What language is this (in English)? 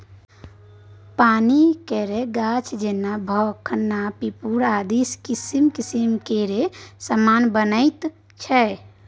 Maithili